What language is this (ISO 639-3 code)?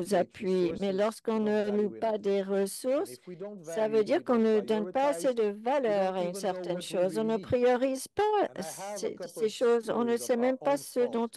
fra